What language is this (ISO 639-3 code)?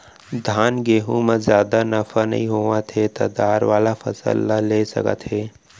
hne